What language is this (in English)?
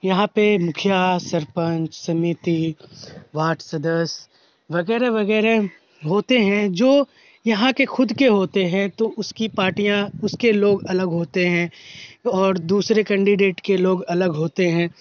Urdu